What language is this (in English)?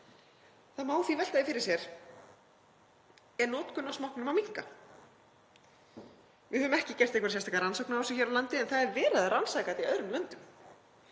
Icelandic